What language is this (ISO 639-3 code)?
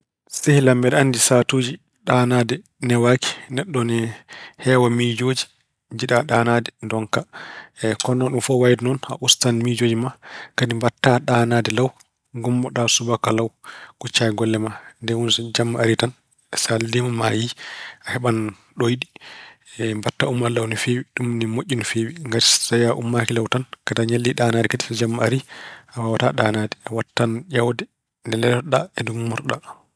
ful